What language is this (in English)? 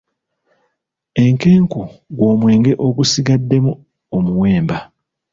Ganda